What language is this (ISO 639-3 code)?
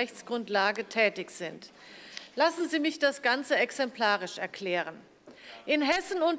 deu